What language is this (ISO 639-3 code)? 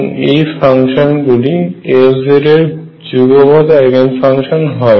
ben